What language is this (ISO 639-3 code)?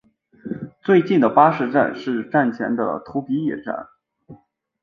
zho